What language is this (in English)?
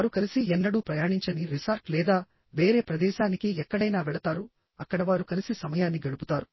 Telugu